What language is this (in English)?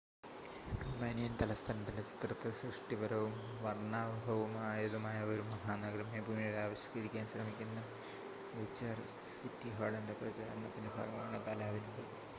Malayalam